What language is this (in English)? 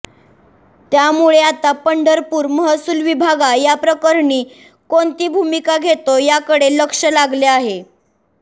Marathi